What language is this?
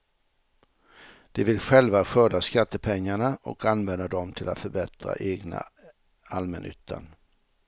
Swedish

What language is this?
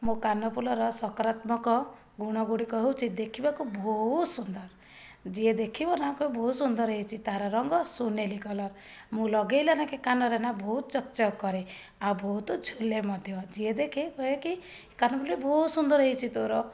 Odia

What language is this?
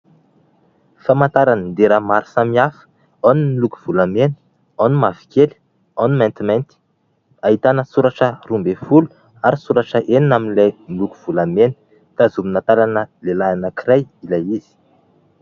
Malagasy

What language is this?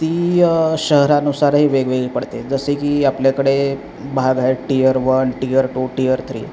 Marathi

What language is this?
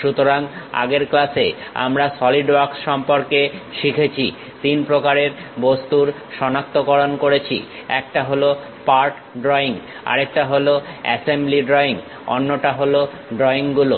Bangla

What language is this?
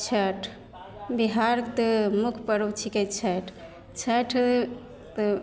Maithili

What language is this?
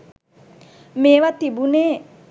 Sinhala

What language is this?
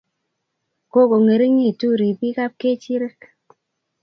Kalenjin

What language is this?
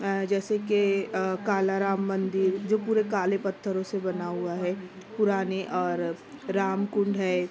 Urdu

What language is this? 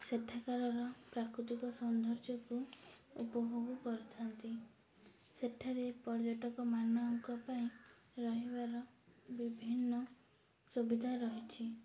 Odia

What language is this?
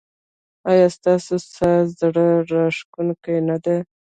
Pashto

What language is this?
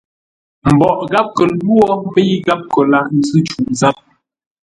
Ngombale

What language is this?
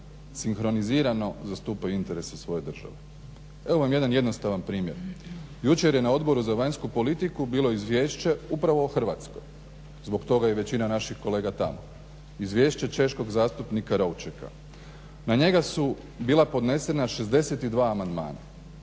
Croatian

